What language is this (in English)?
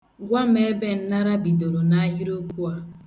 Igbo